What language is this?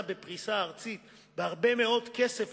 Hebrew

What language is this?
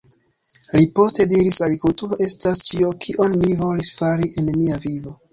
Esperanto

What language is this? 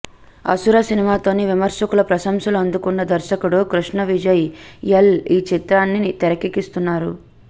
Telugu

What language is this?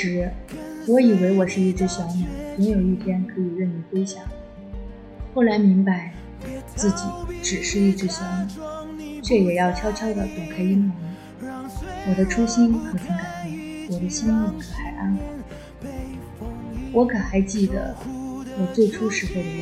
Chinese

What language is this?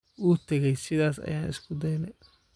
Somali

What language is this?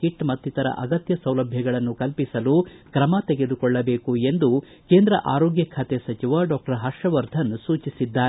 Kannada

